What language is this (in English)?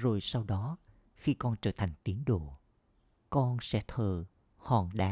Vietnamese